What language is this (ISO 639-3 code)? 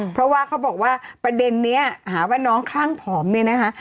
tha